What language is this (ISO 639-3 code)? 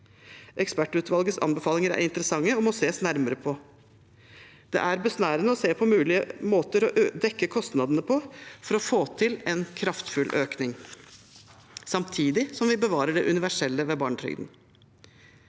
nor